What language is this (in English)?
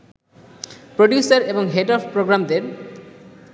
Bangla